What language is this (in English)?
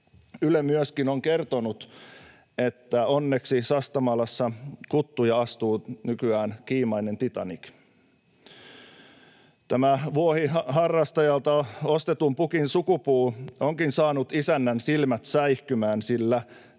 Finnish